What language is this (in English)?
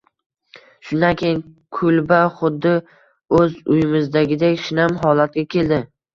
Uzbek